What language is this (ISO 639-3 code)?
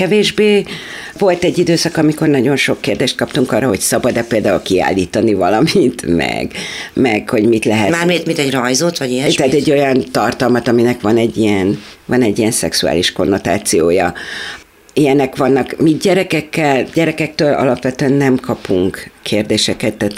hun